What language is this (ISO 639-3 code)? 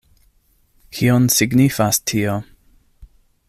epo